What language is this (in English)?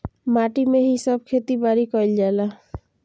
Bhojpuri